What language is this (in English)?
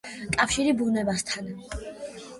Georgian